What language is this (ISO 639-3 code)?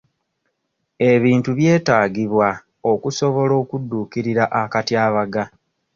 lug